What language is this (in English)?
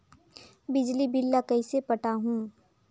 Chhattisgarhi